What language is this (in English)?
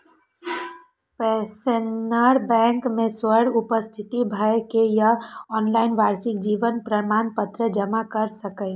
Maithili